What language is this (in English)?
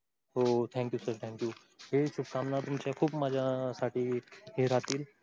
Marathi